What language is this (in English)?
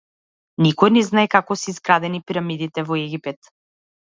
Macedonian